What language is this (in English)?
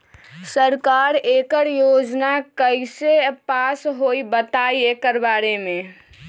Magahi